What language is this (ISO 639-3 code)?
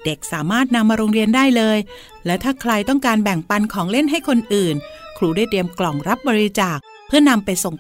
tha